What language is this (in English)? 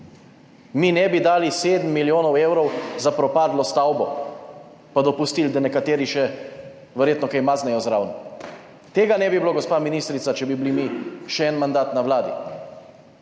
Slovenian